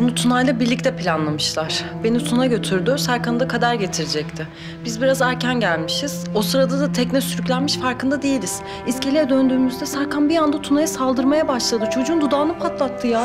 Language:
Turkish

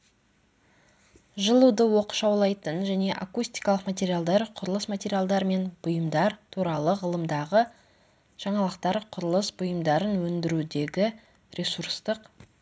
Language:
Kazakh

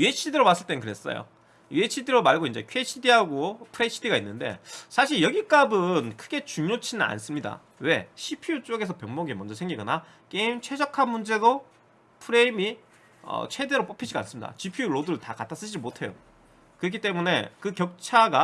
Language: Korean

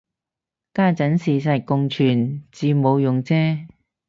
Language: Cantonese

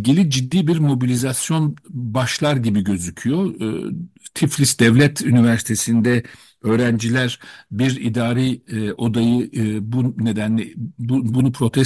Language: Turkish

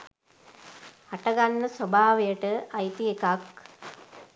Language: Sinhala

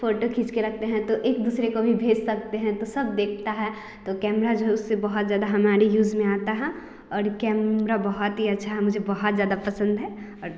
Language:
Hindi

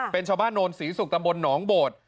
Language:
Thai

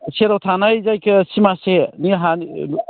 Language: Bodo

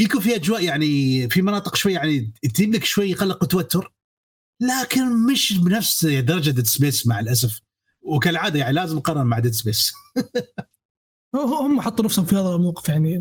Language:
Arabic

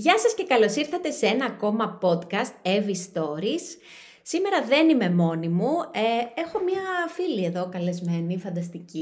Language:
Greek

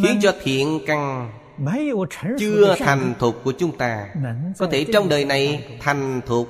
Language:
Vietnamese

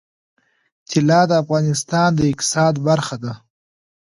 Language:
Pashto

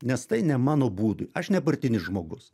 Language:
Lithuanian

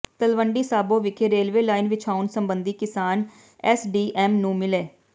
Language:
Punjabi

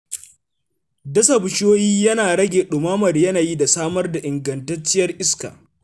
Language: Hausa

